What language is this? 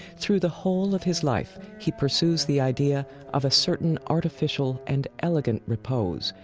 English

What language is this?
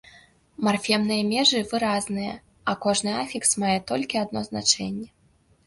Belarusian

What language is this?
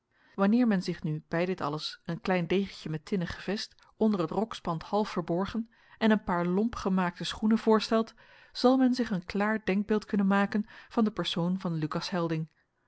Dutch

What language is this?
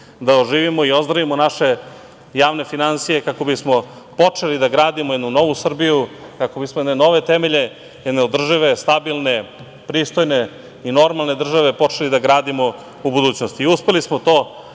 Serbian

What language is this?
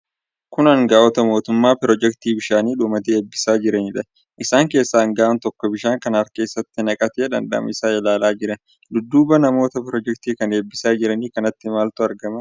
Oromo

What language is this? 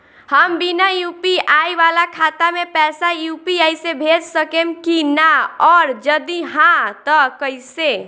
Bhojpuri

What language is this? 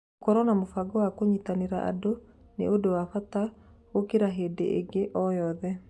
Kikuyu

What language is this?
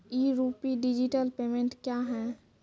Maithili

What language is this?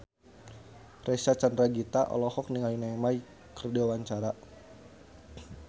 Sundanese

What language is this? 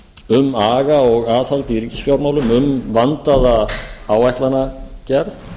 Icelandic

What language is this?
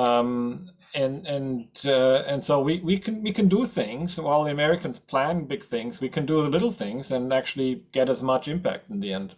English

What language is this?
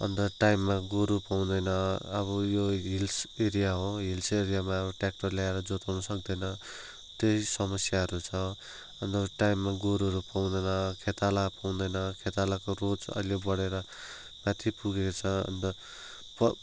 Nepali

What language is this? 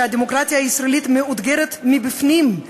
Hebrew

